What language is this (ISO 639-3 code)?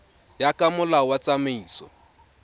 tsn